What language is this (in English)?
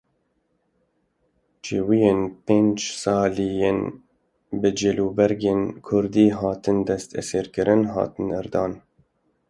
Kurdish